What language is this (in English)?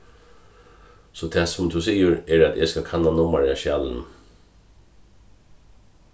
Faroese